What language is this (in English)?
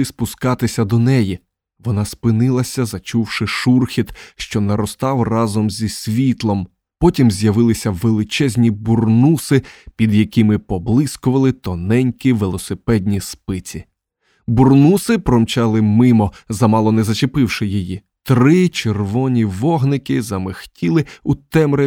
Ukrainian